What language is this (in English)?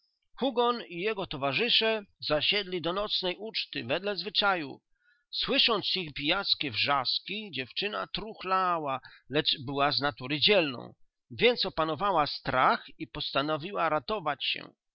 Polish